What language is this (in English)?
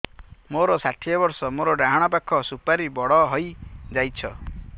Odia